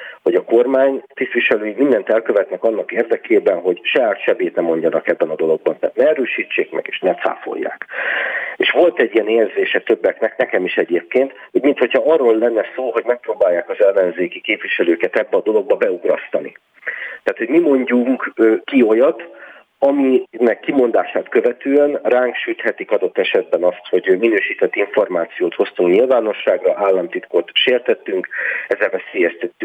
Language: Hungarian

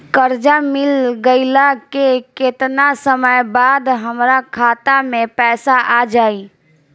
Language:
Bhojpuri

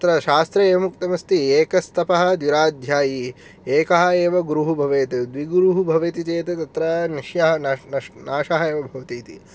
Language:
Sanskrit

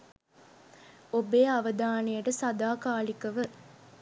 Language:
Sinhala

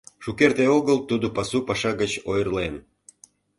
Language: Mari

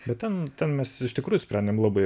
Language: Lithuanian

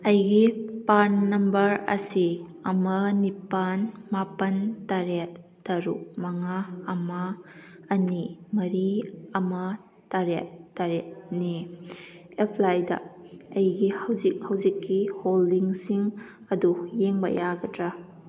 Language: Manipuri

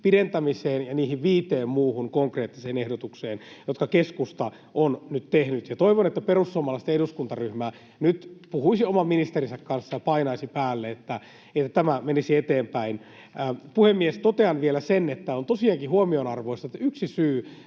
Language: Finnish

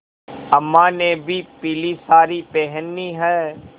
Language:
Hindi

